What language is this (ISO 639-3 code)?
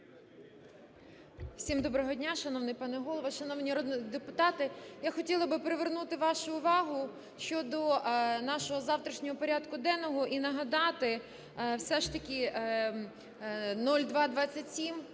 ukr